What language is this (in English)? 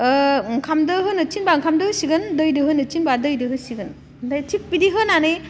Bodo